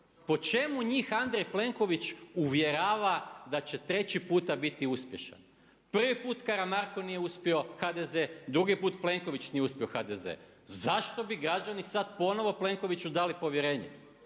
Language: Croatian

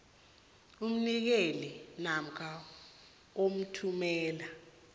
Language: South Ndebele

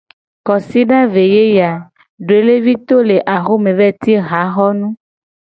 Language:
Gen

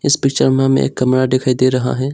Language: Hindi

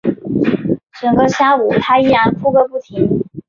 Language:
Chinese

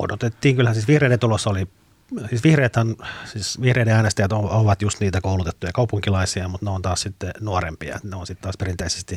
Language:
Finnish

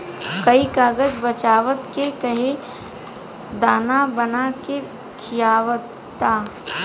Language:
Bhojpuri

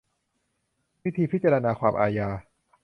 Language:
Thai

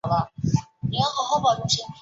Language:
Chinese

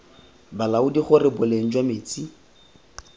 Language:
Tswana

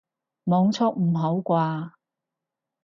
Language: Cantonese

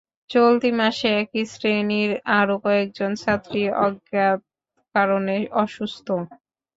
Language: Bangla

